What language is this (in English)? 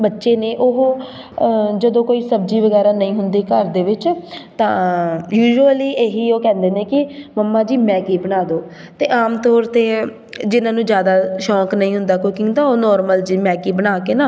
Punjabi